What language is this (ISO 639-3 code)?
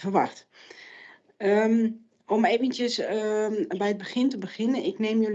nld